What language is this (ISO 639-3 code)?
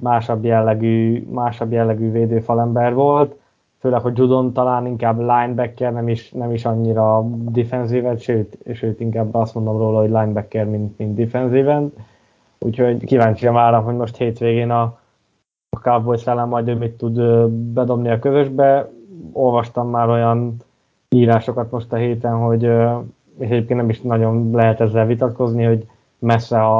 hun